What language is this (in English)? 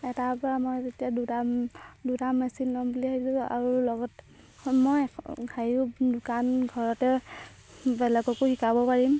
Assamese